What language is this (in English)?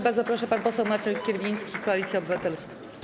Polish